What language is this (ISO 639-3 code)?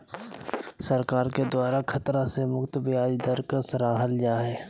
mag